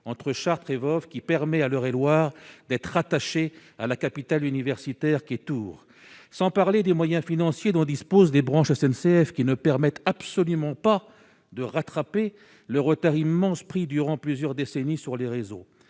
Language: French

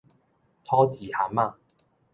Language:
Min Nan Chinese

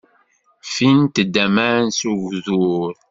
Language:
Kabyle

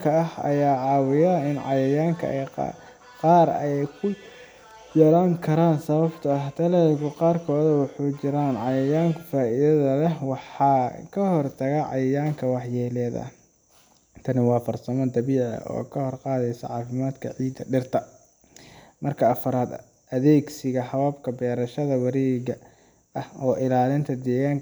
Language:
Somali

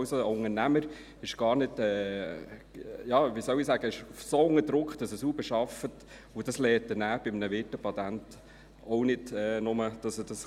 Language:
Swiss German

